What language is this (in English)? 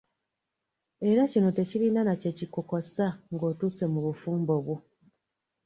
Ganda